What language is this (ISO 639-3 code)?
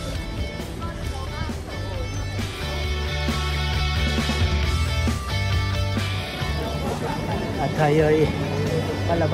ind